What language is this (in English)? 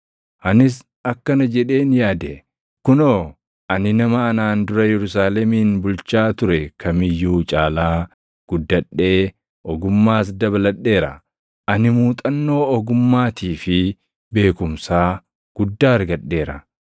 Oromo